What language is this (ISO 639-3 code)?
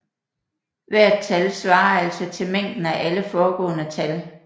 dan